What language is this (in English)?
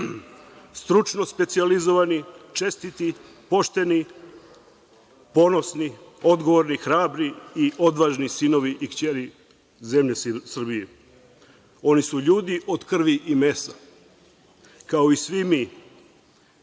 Serbian